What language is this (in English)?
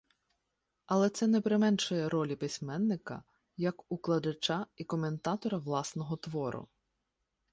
Ukrainian